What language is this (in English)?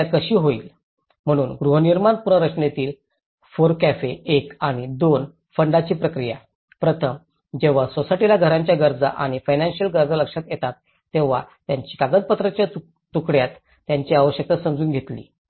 Marathi